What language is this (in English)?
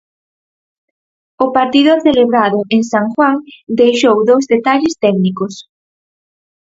Galician